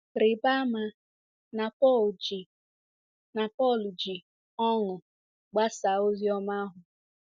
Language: Igbo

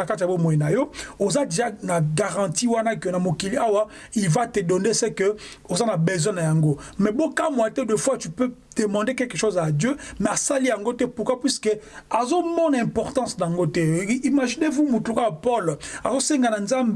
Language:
French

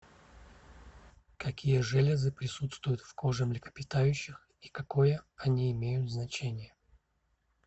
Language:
Russian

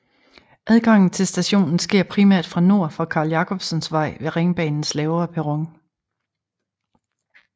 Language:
Danish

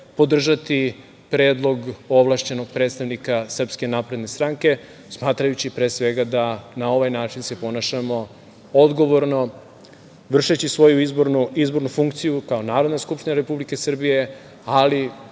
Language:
Serbian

